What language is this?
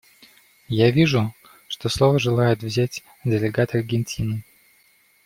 Russian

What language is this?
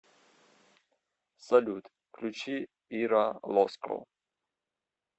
Russian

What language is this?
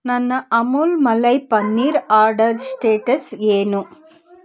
Kannada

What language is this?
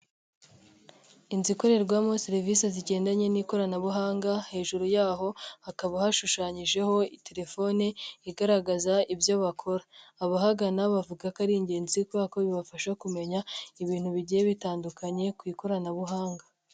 Kinyarwanda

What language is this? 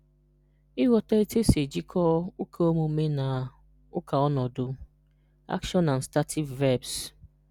Igbo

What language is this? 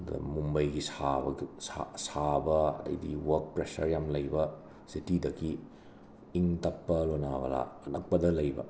Manipuri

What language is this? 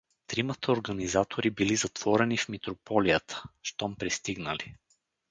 Bulgarian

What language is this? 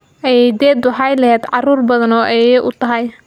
Somali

